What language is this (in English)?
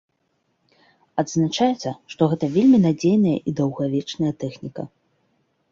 Belarusian